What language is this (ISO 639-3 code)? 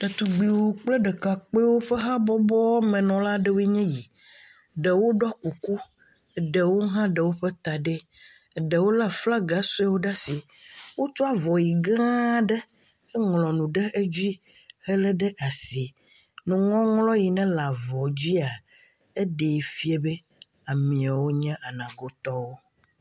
ewe